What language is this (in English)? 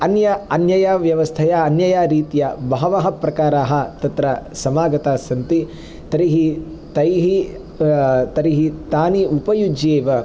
Sanskrit